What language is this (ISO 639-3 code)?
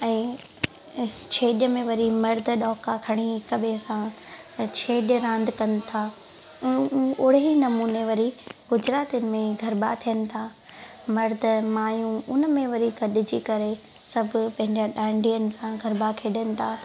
snd